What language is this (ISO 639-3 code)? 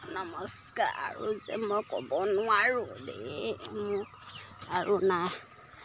asm